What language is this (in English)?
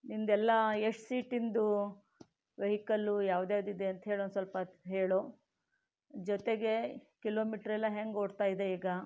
Kannada